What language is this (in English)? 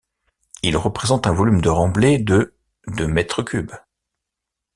French